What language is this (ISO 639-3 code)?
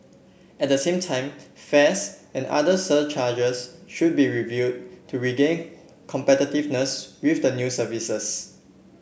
eng